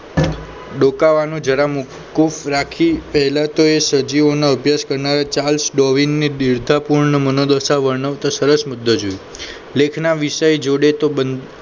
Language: Gujarati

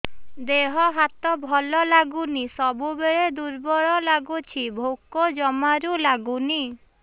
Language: Odia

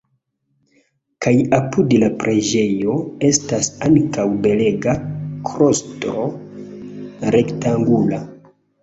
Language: Esperanto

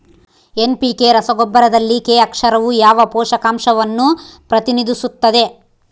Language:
Kannada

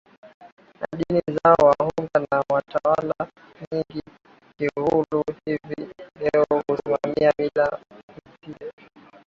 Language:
Swahili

